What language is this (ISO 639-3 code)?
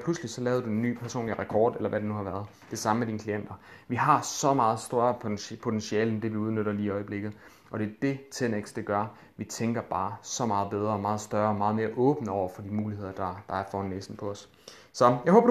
dan